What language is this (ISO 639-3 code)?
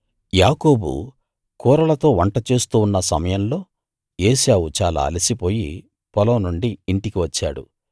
tel